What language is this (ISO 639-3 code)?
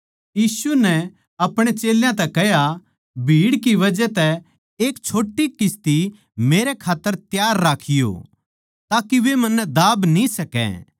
bgc